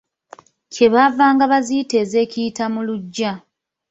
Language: Ganda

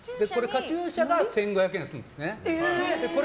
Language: Japanese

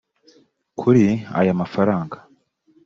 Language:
Kinyarwanda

